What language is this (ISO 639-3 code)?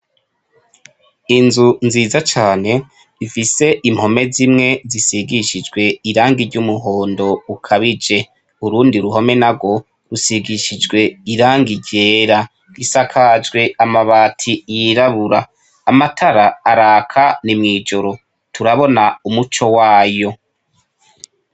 run